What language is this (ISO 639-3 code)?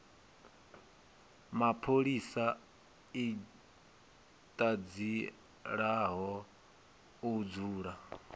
ven